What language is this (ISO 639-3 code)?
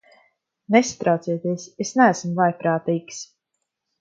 lav